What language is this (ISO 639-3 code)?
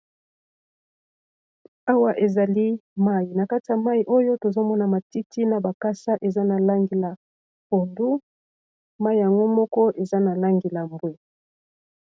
lin